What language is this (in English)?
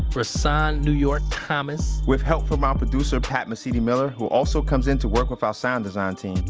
English